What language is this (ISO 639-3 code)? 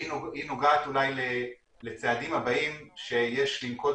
heb